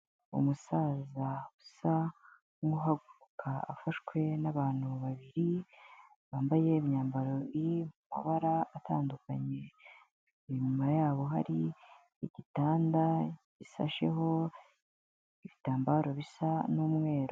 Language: Kinyarwanda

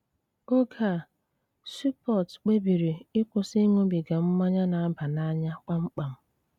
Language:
Igbo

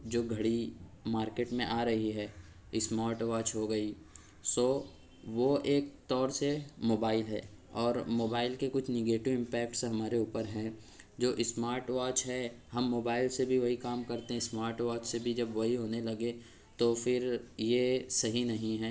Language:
Urdu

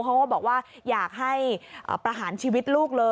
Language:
Thai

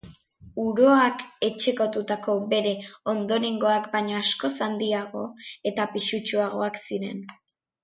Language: Basque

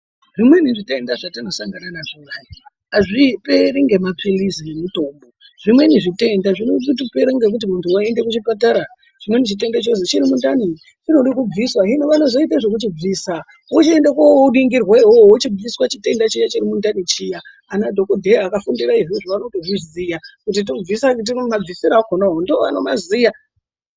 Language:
Ndau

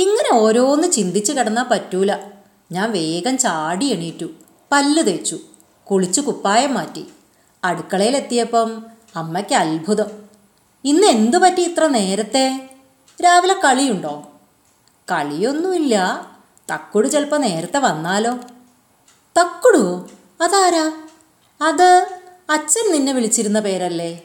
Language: Malayalam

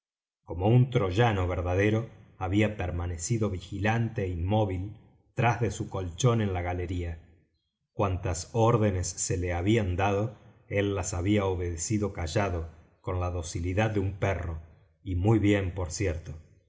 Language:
Spanish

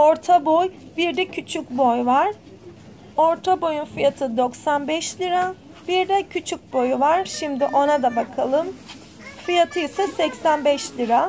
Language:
Turkish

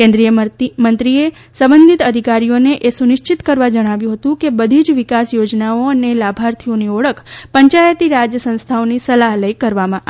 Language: Gujarati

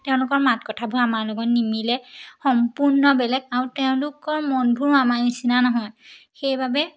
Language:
Assamese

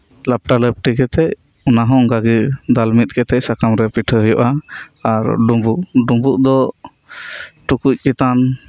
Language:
Santali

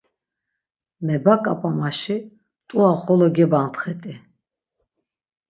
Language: Laz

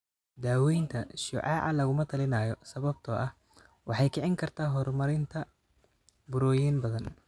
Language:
Somali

